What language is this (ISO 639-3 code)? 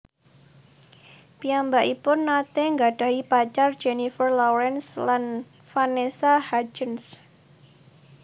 jav